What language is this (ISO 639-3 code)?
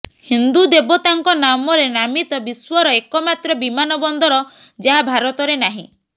ori